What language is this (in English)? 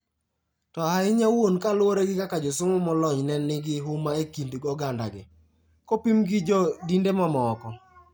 Luo (Kenya and Tanzania)